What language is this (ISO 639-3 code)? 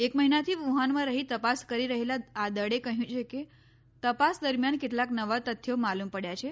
guj